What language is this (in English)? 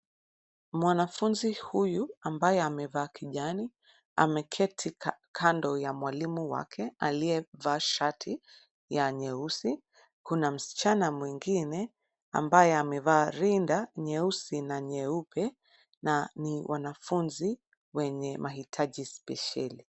Swahili